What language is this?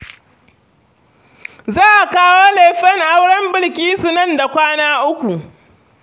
Hausa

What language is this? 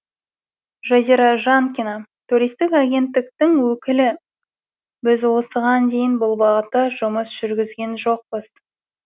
Kazakh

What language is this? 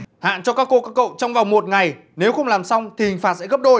Vietnamese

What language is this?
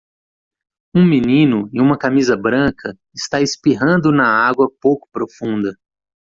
Portuguese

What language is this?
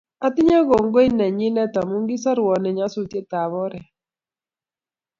Kalenjin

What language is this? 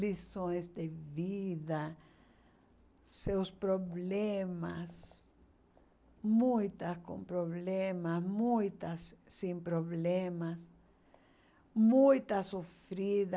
Portuguese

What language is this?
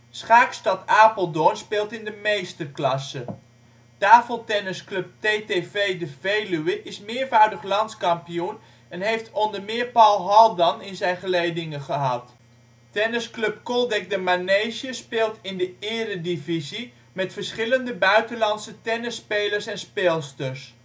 Dutch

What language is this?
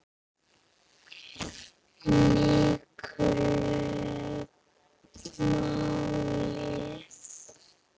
Icelandic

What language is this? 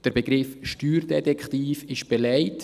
Swiss German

